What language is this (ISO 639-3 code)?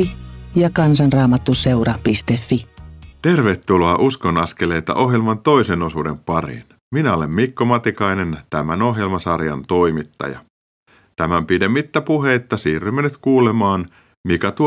fin